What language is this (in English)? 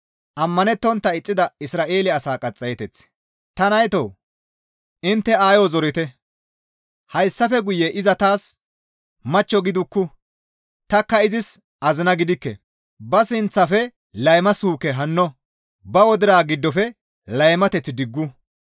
Gamo